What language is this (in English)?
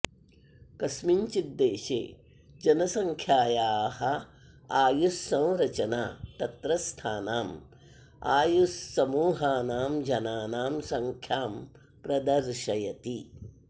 Sanskrit